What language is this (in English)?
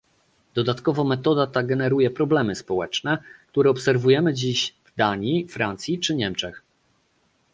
Polish